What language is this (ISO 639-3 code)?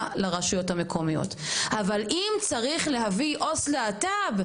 heb